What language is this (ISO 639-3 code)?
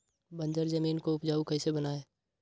mag